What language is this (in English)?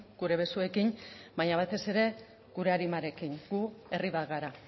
Basque